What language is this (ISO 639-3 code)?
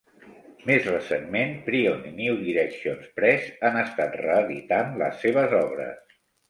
cat